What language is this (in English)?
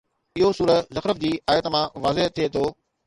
Sindhi